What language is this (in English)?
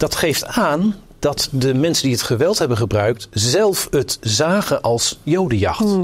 Dutch